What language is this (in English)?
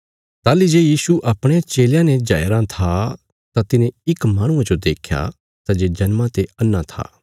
Bilaspuri